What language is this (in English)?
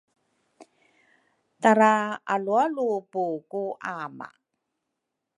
Rukai